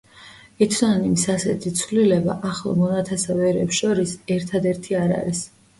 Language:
Georgian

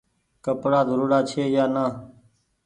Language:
Goaria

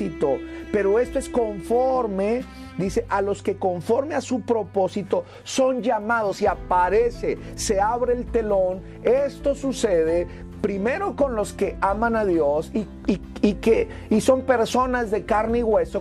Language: Spanish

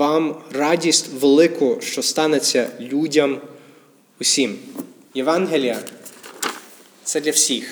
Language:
Ukrainian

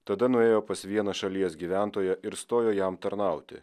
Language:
Lithuanian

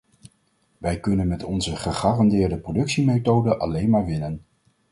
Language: Dutch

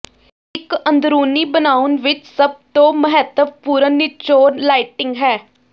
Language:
Punjabi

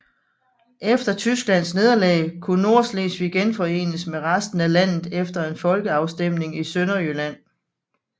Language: Danish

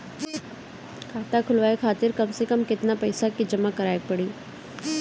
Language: Bhojpuri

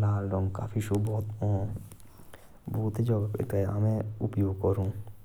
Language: Jaunsari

